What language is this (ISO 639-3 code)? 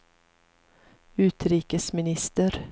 swe